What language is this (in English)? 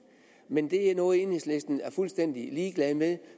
Danish